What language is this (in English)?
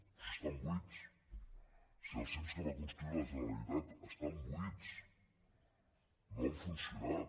Catalan